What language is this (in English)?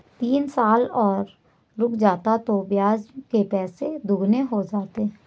Hindi